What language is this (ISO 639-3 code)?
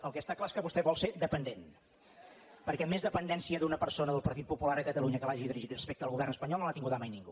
cat